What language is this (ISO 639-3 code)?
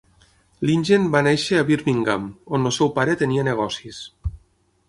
cat